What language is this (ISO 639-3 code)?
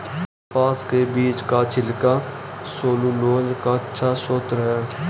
hin